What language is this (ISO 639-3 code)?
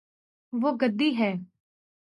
urd